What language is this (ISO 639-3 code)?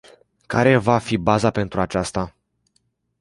ron